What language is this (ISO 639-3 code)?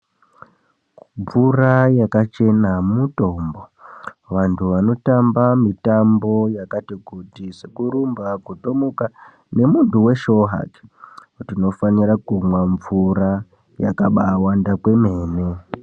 ndc